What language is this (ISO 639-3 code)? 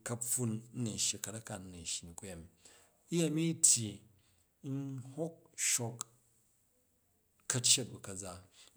kaj